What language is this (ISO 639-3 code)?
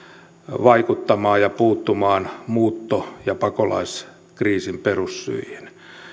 fin